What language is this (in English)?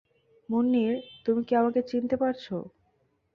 Bangla